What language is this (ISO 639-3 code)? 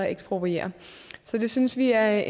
dan